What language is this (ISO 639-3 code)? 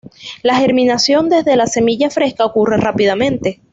spa